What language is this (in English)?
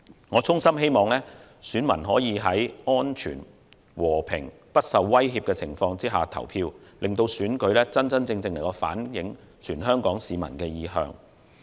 Cantonese